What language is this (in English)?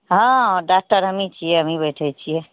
Maithili